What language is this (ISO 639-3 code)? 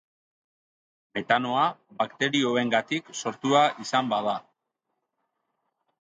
eus